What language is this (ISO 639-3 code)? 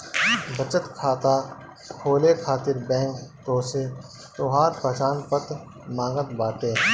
bho